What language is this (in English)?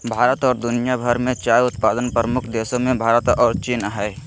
Magahi